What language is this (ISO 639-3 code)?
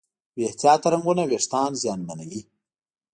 pus